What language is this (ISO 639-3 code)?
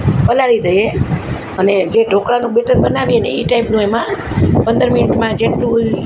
guj